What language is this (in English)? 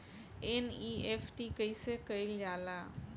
Bhojpuri